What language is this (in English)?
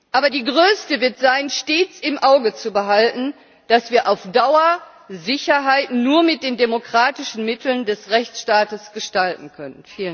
German